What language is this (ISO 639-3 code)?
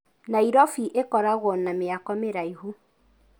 kik